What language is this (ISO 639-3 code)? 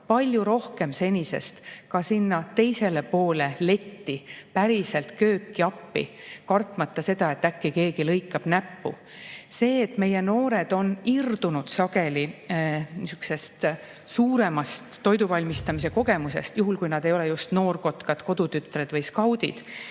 est